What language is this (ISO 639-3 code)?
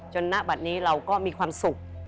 tha